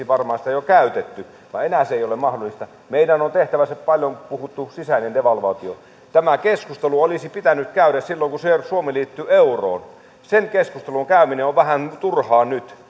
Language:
Finnish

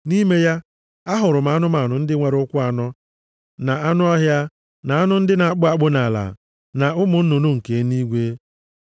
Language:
Igbo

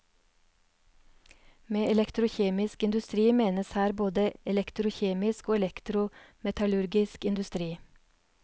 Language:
Norwegian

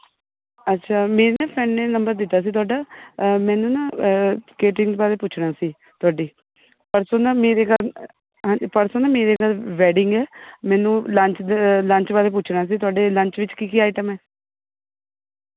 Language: Punjabi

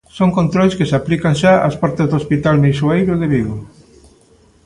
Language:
Galician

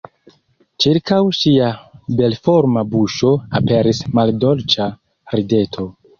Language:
Esperanto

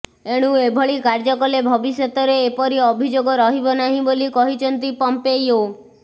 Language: Odia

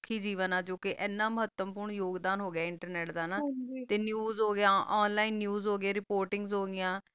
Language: Punjabi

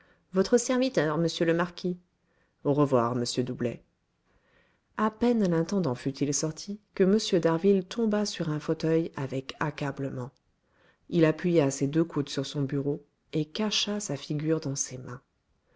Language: French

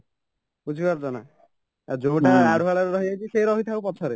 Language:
Odia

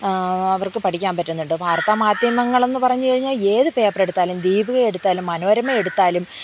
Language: Malayalam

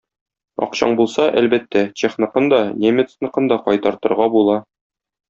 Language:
Tatar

